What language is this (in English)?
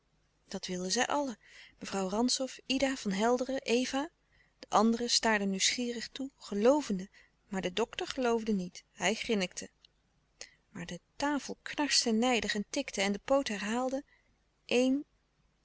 Dutch